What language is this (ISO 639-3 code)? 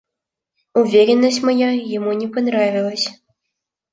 rus